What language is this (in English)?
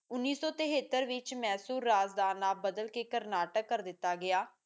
Punjabi